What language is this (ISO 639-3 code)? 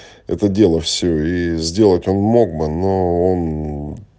rus